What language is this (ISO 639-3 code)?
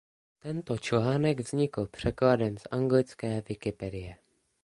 ces